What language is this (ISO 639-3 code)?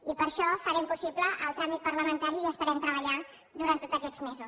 cat